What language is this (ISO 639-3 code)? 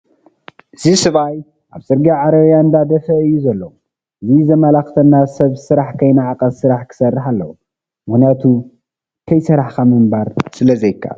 tir